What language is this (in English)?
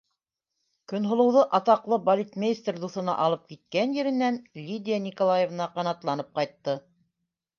Bashkir